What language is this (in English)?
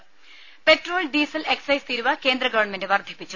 Malayalam